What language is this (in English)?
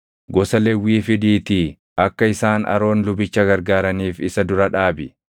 Oromo